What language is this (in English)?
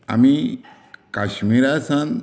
Konkani